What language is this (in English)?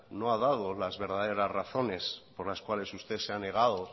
Spanish